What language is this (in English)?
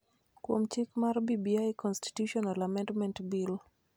Luo (Kenya and Tanzania)